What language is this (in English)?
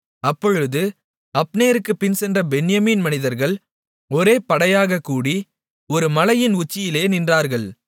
Tamil